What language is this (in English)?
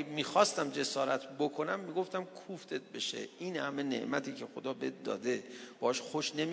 Persian